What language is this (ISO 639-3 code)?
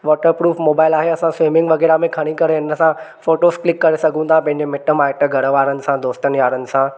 snd